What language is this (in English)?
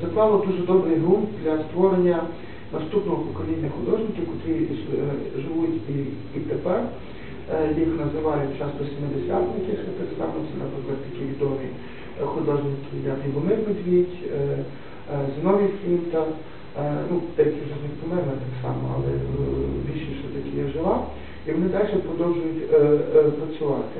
Ukrainian